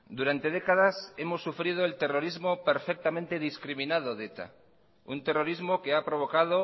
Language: Spanish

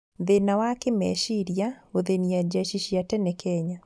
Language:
Kikuyu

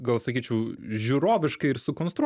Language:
Lithuanian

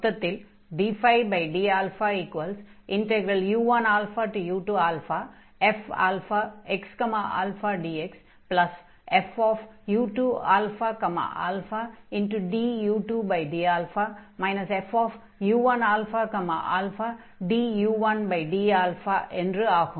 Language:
Tamil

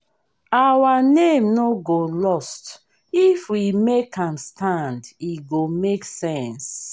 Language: Nigerian Pidgin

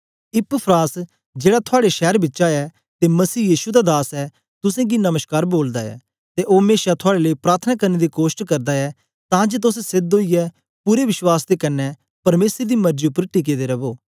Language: Dogri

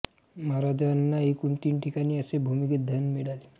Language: Marathi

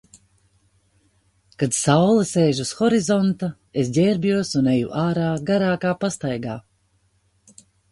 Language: Latvian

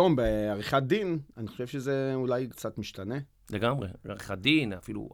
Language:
Hebrew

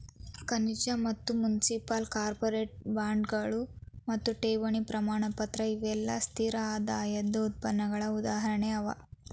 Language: Kannada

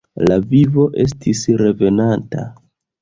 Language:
Esperanto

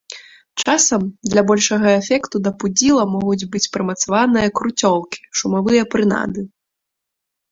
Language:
Belarusian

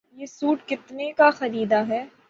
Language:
Urdu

